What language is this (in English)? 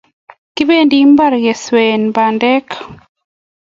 Kalenjin